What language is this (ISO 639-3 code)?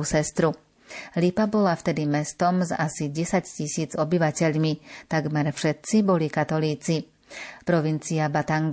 slk